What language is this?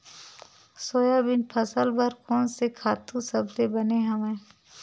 Chhattisgarhi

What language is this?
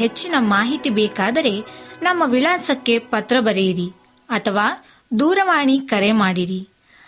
Kannada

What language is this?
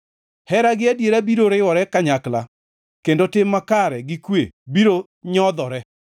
Luo (Kenya and Tanzania)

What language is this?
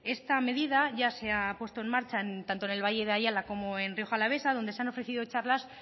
Spanish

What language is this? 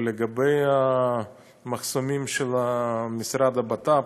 Hebrew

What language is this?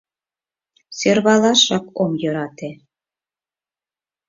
Mari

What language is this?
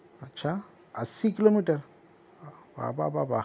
Urdu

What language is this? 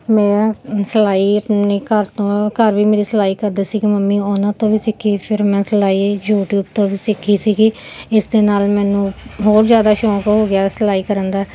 Punjabi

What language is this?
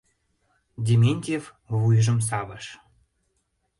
Mari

